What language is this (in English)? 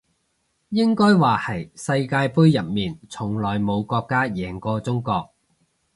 Cantonese